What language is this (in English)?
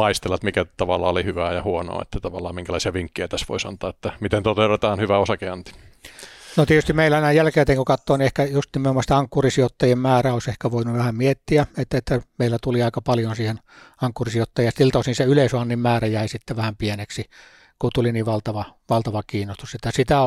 Finnish